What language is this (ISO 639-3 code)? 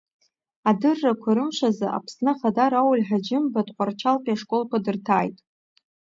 abk